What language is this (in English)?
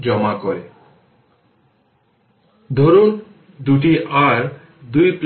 Bangla